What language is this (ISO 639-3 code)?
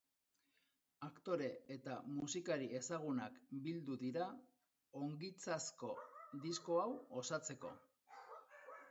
eus